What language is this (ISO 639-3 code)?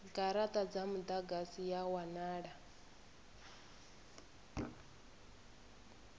ven